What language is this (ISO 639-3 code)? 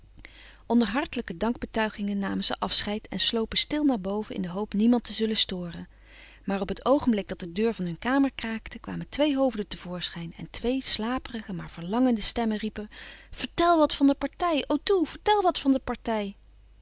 nld